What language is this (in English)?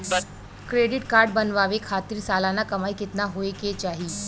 Bhojpuri